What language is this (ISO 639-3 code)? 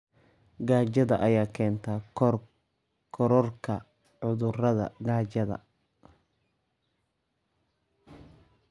som